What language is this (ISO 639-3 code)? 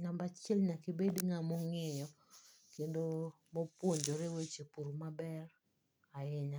luo